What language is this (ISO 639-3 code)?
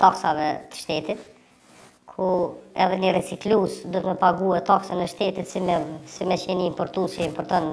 ron